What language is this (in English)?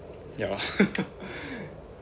English